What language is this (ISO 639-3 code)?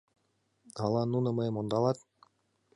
chm